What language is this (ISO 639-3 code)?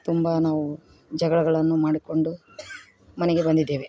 kan